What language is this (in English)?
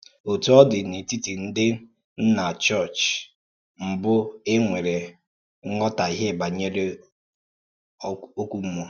Igbo